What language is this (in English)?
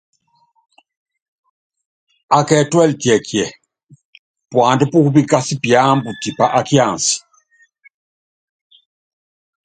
Yangben